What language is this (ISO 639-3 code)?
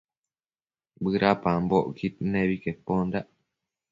mcf